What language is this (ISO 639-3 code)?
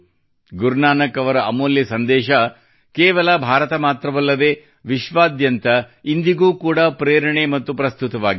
kan